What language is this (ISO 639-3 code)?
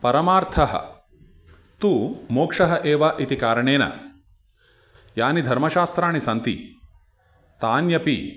san